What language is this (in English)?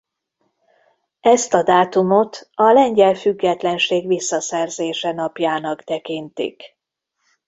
Hungarian